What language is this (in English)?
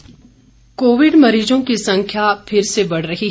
Hindi